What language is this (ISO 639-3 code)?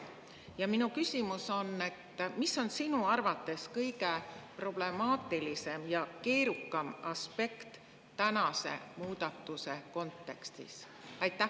est